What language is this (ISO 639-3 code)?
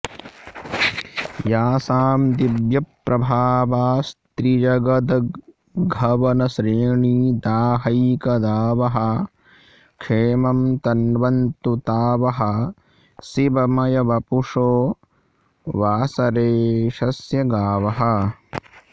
san